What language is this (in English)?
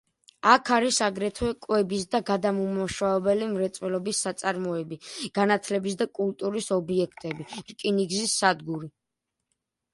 Georgian